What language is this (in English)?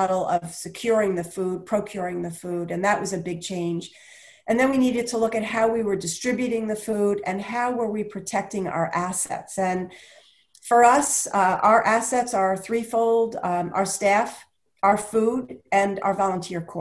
English